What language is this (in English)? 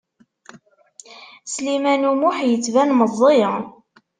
Kabyle